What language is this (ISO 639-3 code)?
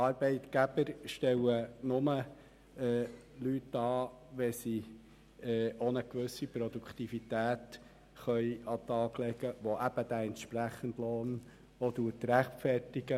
gsw